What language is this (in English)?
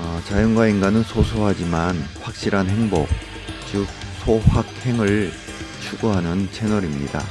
Korean